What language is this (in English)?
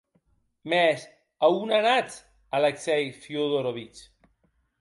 Occitan